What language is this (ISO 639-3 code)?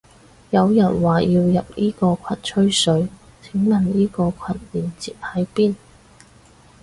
yue